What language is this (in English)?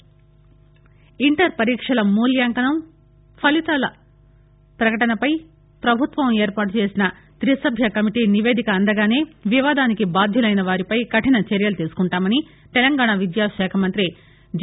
Telugu